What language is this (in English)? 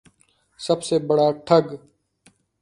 Urdu